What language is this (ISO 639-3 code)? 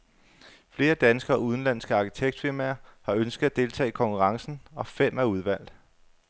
dan